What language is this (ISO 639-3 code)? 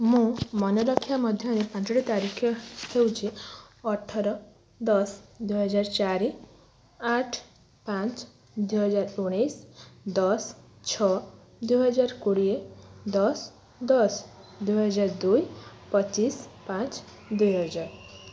ori